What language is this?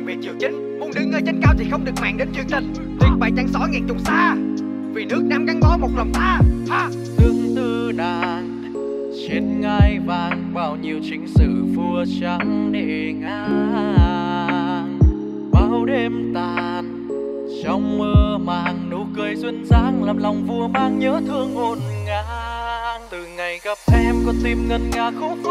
Vietnamese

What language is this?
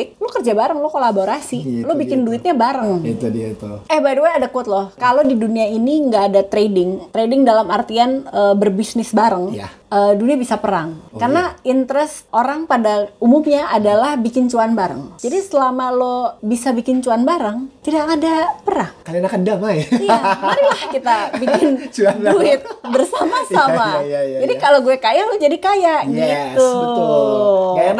Indonesian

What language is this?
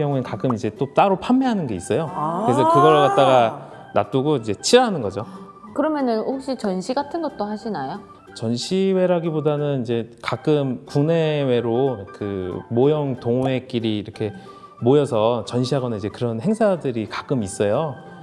Korean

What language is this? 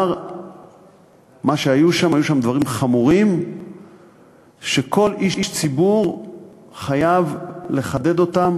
Hebrew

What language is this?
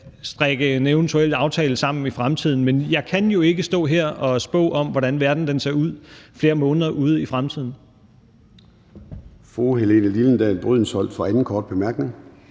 Danish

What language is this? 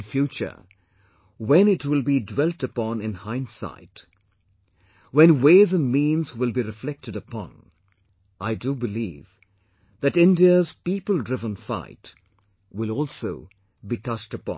English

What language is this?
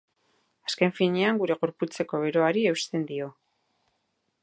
Basque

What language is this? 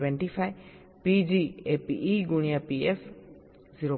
Gujarati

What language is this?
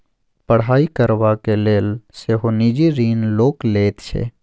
Maithili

